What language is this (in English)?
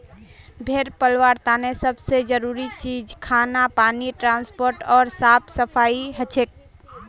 Magahi